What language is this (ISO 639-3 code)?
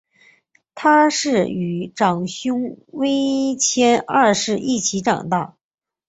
zho